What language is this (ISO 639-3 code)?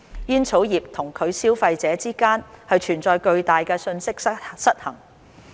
yue